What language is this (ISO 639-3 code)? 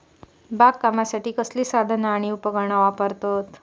mar